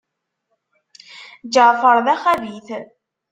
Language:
Kabyle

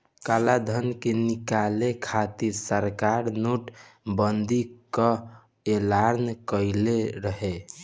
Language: Bhojpuri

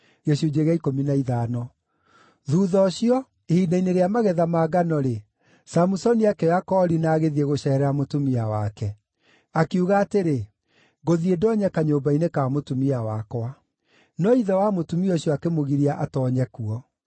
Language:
Kikuyu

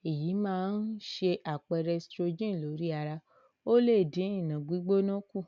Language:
Yoruba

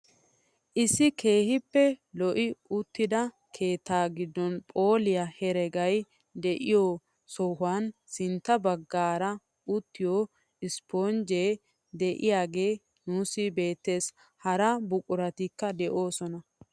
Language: Wolaytta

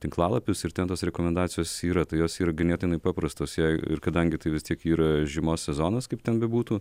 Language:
Lithuanian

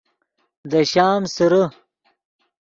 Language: Yidgha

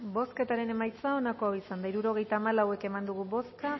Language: Basque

